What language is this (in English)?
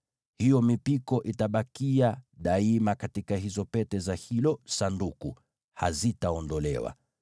Swahili